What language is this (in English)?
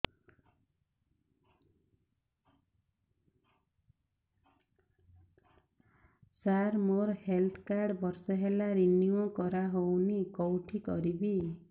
Odia